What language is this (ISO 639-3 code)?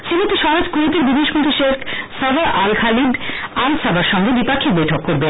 ben